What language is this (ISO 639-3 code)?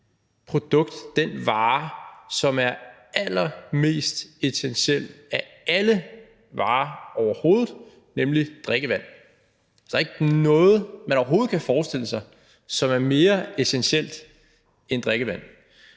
dan